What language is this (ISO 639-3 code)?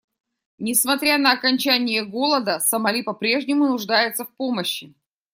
rus